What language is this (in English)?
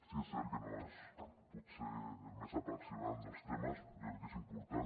Catalan